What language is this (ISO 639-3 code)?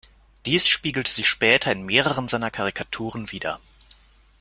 deu